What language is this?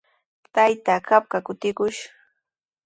Sihuas Ancash Quechua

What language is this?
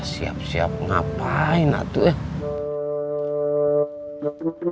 Indonesian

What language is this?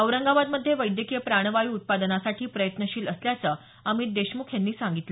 Marathi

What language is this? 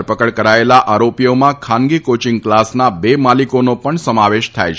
Gujarati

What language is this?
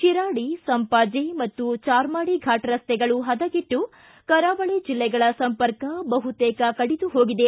Kannada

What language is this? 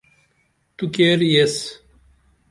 Dameli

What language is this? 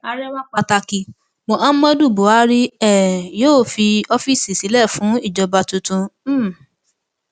Yoruba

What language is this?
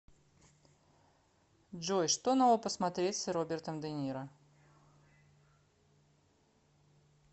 Russian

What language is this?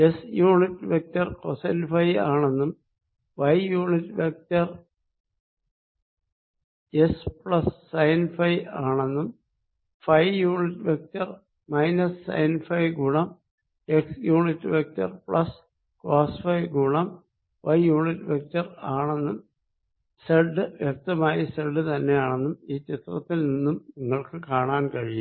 Malayalam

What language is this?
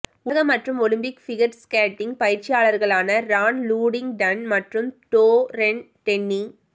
Tamil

